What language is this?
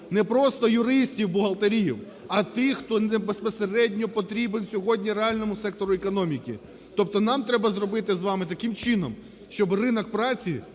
Ukrainian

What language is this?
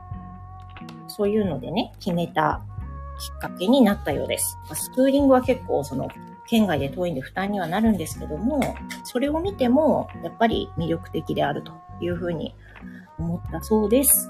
Japanese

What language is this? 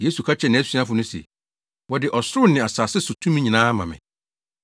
Akan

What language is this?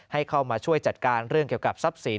Thai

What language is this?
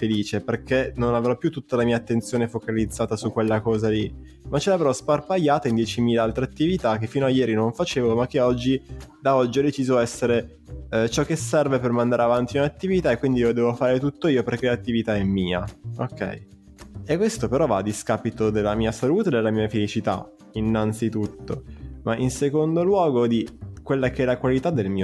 Italian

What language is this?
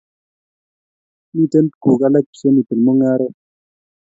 Kalenjin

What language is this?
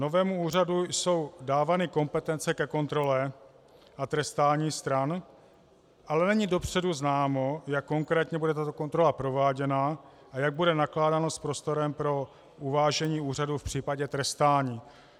Czech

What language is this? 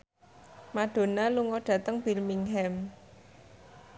Javanese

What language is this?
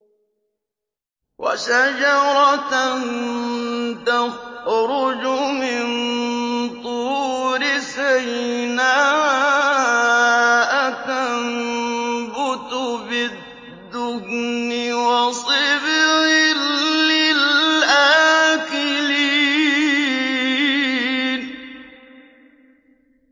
Arabic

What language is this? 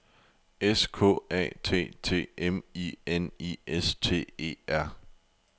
Danish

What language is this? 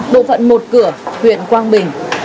Vietnamese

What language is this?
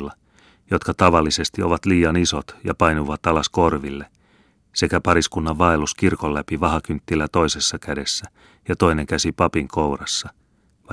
Finnish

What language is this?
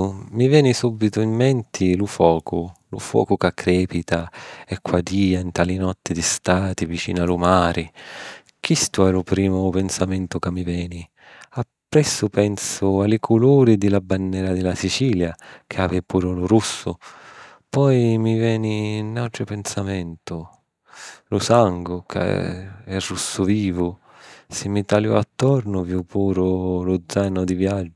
Sicilian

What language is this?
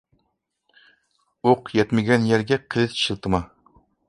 Uyghur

